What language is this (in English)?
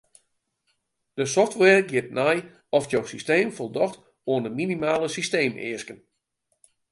Western Frisian